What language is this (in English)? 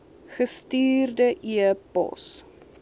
Afrikaans